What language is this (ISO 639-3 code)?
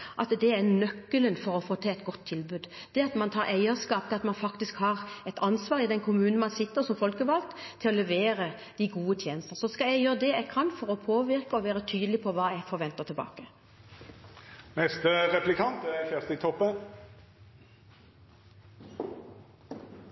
nor